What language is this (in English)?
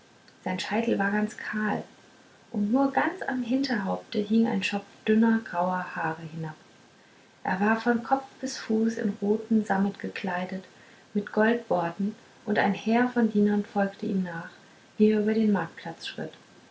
German